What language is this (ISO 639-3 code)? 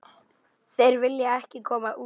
isl